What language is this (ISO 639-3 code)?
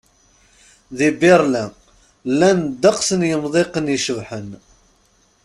kab